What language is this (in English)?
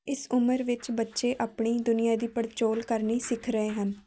Punjabi